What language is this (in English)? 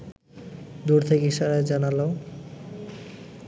Bangla